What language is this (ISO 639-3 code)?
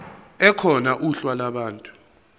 zul